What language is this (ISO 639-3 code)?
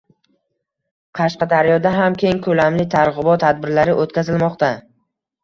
uzb